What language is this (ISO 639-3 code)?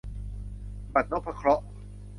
tha